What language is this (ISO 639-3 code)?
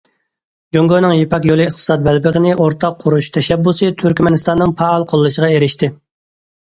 uig